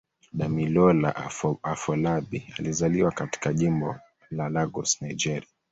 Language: Swahili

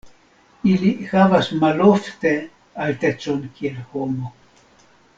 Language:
Esperanto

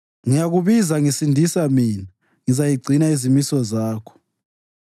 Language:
North Ndebele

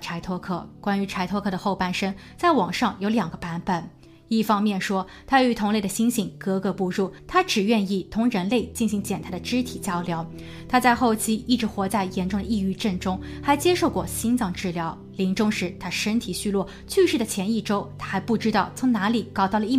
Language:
Chinese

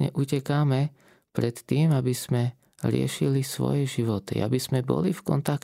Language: Slovak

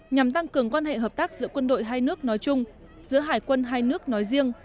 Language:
Vietnamese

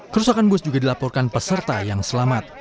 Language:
Indonesian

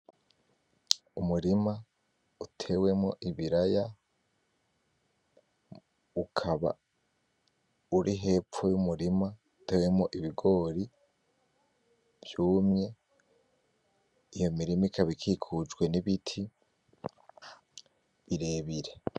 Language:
Rundi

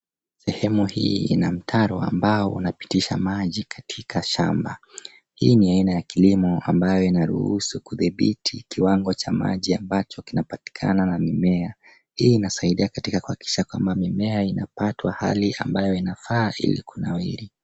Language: Swahili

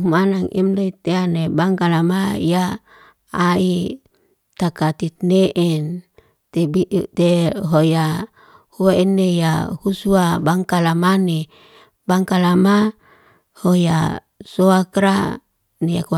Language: Liana-Seti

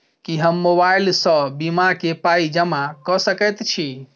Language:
Maithili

